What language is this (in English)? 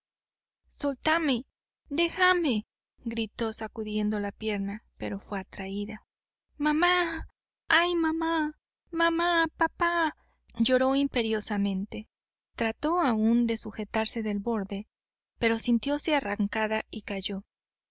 Spanish